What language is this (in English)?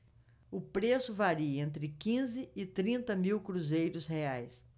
Portuguese